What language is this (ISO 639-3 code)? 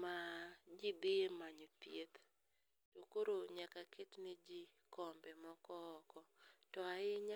luo